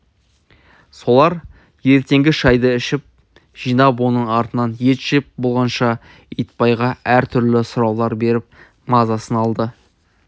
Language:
Kazakh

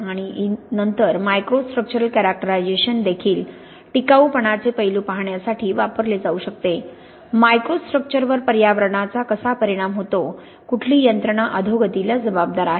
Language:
Marathi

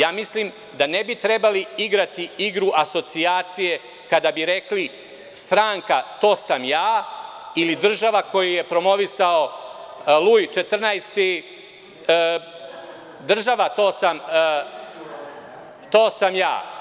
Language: Serbian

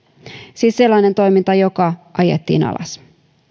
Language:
Finnish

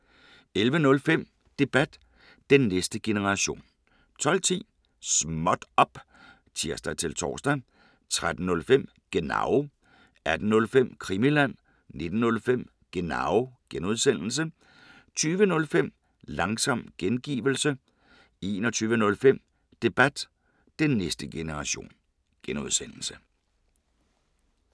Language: Danish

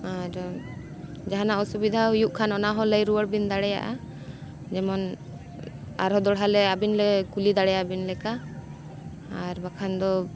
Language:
Santali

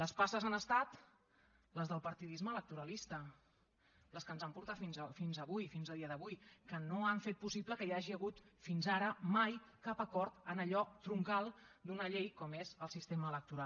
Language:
Catalan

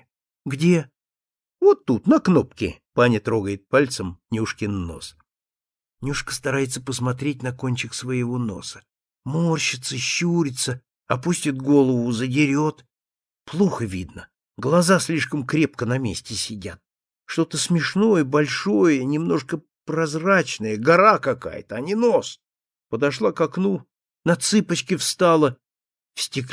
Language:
Russian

